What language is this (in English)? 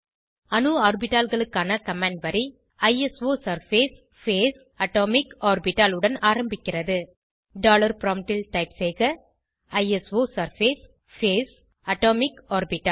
Tamil